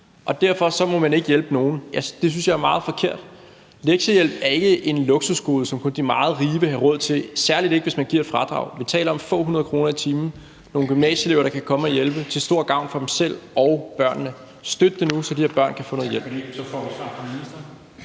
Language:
Danish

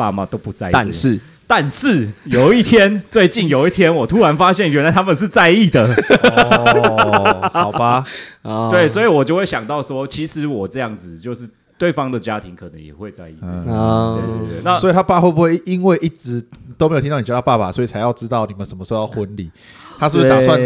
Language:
Chinese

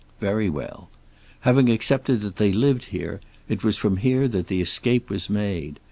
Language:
English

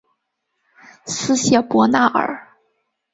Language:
Chinese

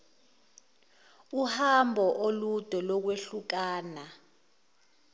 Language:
Zulu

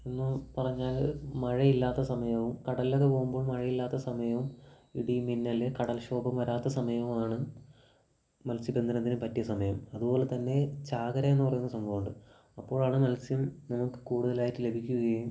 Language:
Malayalam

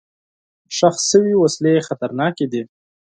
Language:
Pashto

